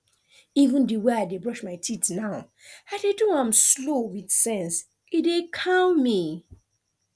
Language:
Nigerian Pidgin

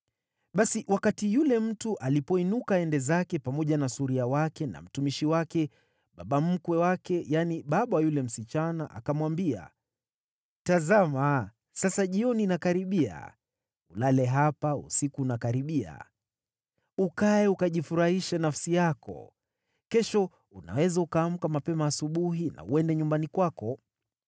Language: Swahili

